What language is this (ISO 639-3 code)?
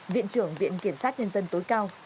vie